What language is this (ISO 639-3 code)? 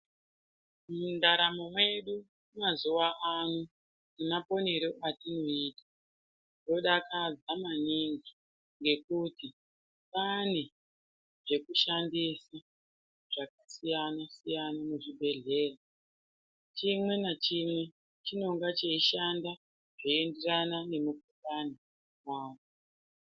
ndc